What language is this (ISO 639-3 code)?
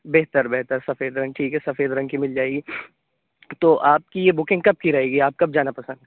urd